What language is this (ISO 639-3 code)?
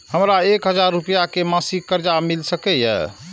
mai